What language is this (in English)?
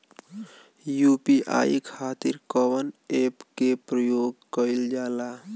Bhojpuri